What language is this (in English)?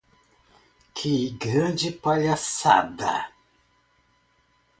Portuguese